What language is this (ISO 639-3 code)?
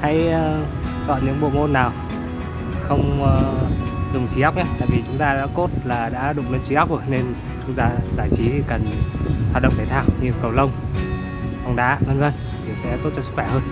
vie